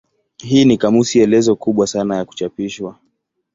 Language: Swahili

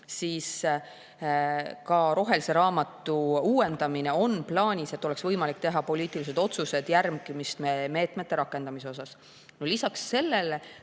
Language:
Estonian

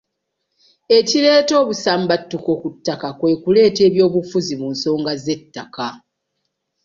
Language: Ganda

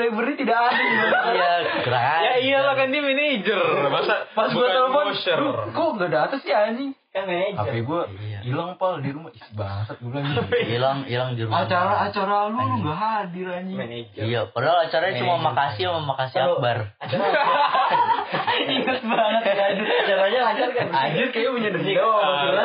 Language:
Indonesian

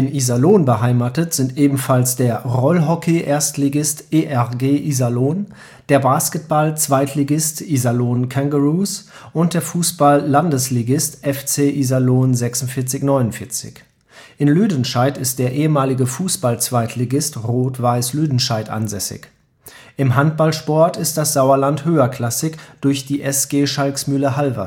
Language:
German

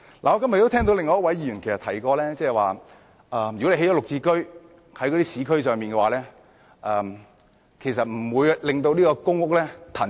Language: Cantonese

